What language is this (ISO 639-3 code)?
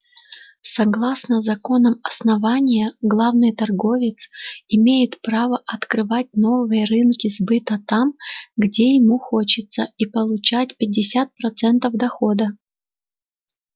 rus